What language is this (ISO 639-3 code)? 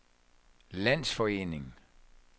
dan